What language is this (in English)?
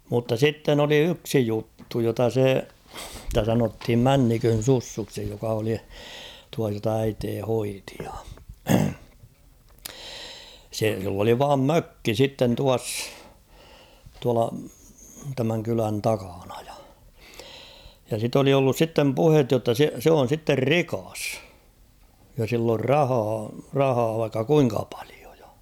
Finnish